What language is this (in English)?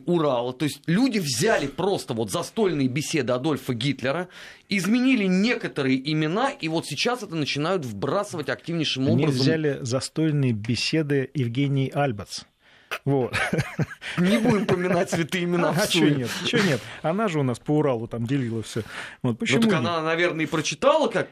Russian